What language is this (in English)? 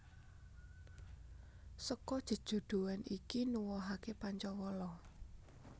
Javanese